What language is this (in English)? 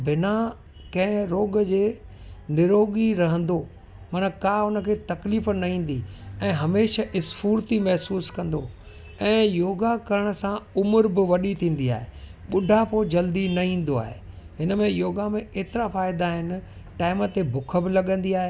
Sindhi